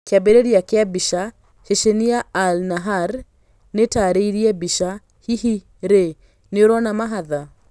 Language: Kikuyu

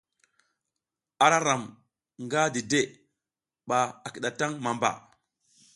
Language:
South Giziga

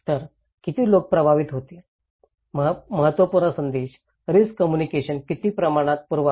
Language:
Marathi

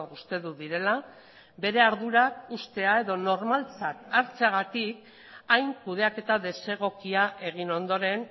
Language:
Basque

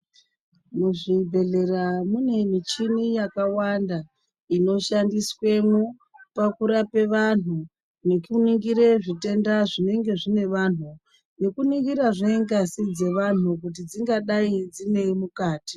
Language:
Ndau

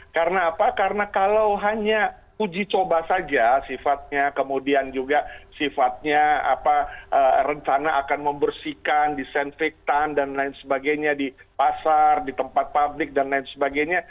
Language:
Indonesian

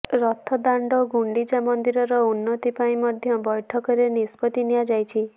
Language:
Odia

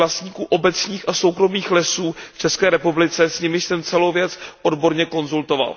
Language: Czech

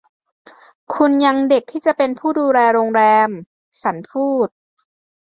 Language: Thai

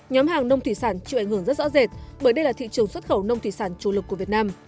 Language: Vietnamese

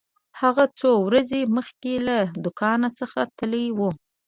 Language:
Pashto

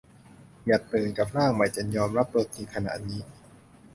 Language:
Thai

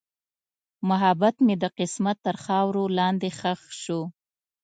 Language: Pashto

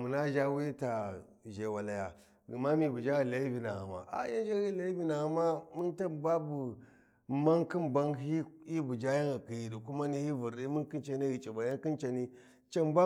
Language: Warji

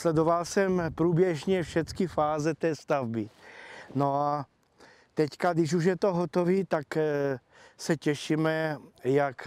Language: Czech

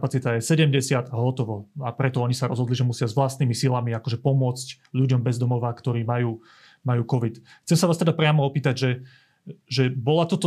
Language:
Slovak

